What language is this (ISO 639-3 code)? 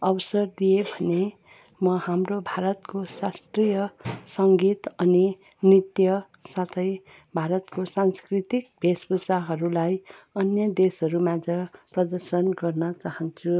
nep